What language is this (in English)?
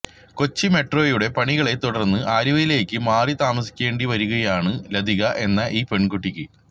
Malayalam